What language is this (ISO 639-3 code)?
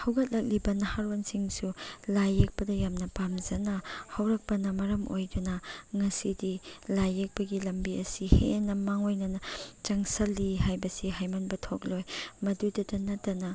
mni